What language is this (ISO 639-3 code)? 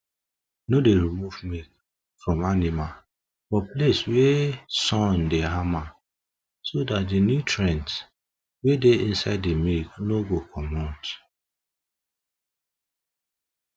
pcm